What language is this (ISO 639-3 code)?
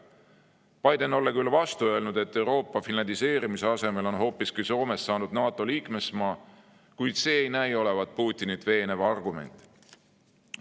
est